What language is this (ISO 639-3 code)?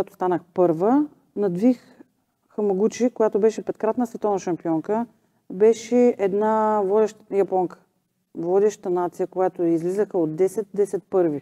bul